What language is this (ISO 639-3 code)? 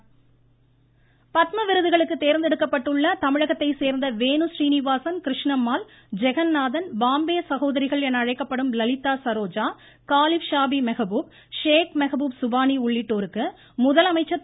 tam